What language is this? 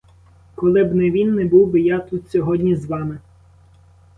Ukrainian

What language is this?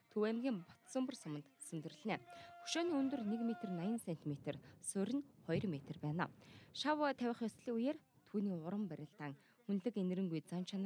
Turkish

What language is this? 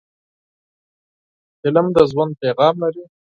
Pashto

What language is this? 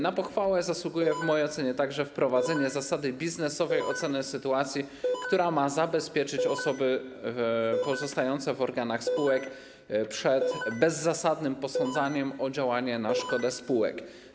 Polish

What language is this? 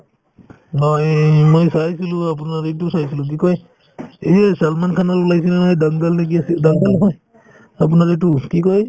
Assamese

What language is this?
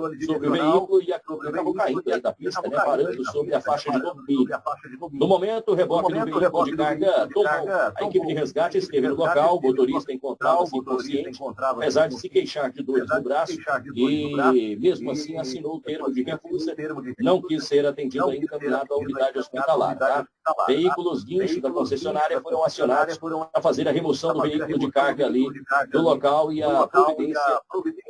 Portuguese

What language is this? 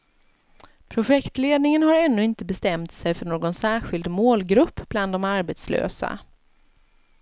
Swedish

